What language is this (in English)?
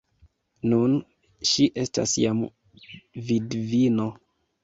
Esperanto